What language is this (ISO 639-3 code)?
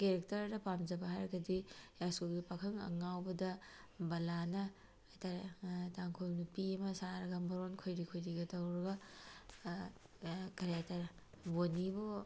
mni